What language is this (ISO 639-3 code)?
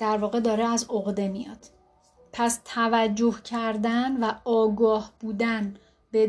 fas